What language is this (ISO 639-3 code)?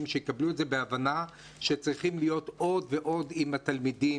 heb